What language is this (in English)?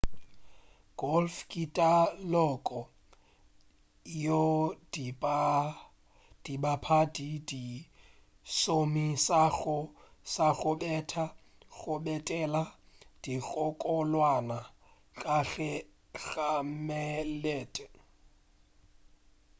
Northern Sotho